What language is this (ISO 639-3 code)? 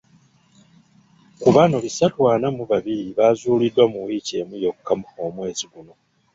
lug